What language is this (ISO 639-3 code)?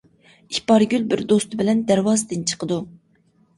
uig